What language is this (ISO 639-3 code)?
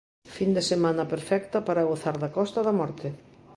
glg